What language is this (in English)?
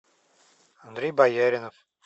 Russian